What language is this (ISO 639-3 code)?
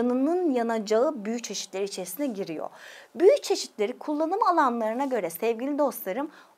tur